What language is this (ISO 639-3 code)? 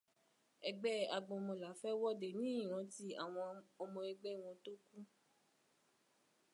yor